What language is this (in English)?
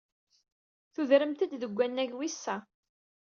Kabyle